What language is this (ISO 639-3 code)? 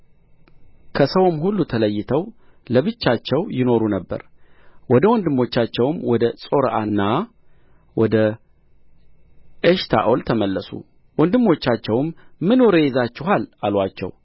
amh